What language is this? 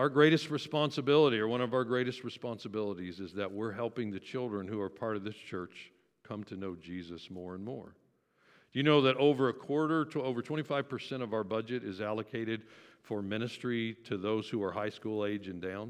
English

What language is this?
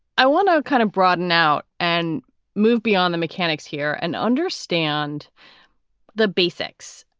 English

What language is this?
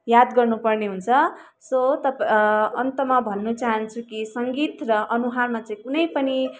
Nepali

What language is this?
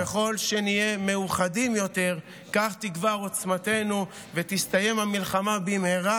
Hebrew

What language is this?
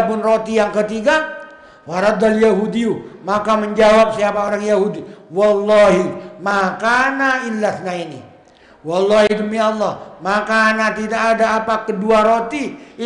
Indonesian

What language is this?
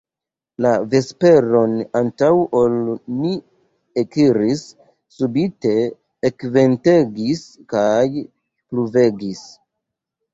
Esperanto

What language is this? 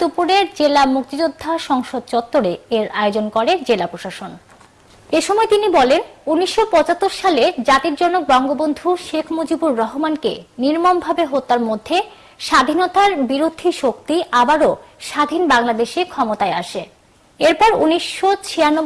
English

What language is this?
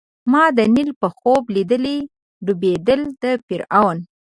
Pashto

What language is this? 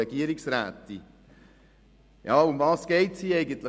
Swiss German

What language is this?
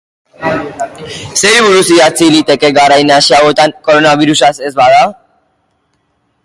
Basque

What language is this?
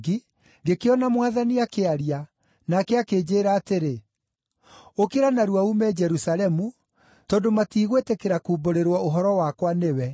Kikuyu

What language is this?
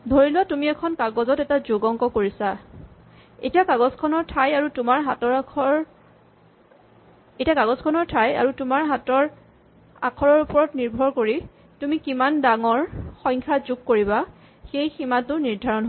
Assamese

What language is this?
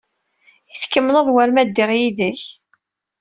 Kabyle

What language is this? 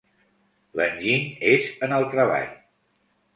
Catalan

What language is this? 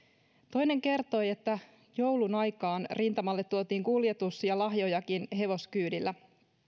Finnish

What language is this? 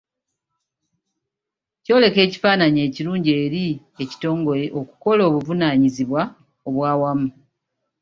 Ganda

